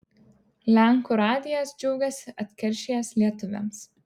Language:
Lithuanian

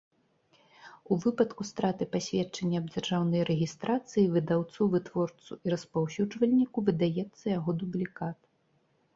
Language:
Belarusian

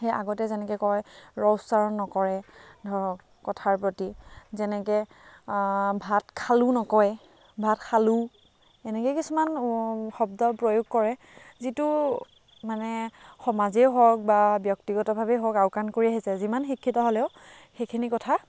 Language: Assamese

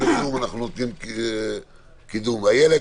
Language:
Hebrew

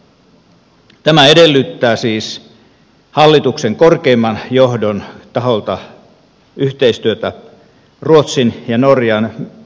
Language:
Finnish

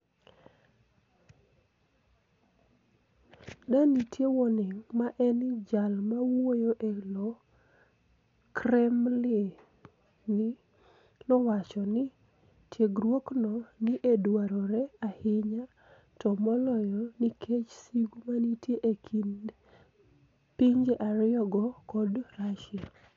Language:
Luo (Kenya and Tanzania)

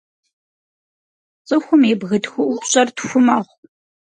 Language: Kabardian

